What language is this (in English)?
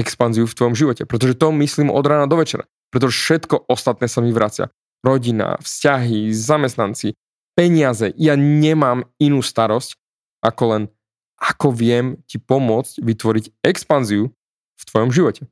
Slovak